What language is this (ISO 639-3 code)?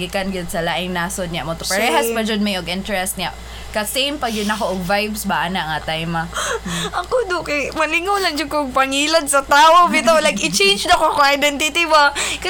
fil